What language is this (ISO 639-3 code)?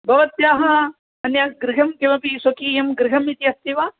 san